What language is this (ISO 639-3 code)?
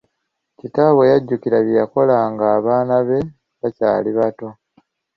lug